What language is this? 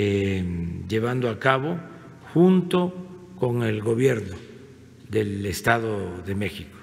Spanish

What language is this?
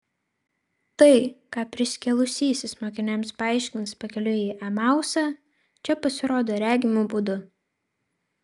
Lithuanian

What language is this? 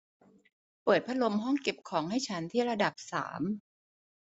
Thai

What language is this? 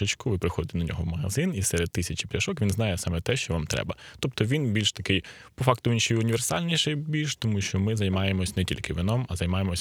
Ukrainian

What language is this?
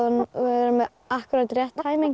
Icelandic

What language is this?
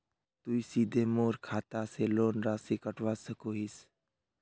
Magahi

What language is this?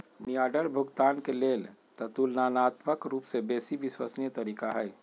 Magahi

